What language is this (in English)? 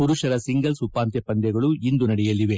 Kannada